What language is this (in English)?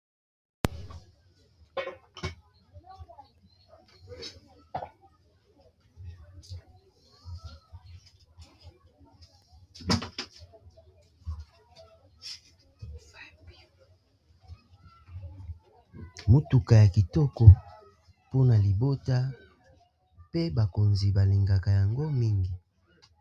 Lingala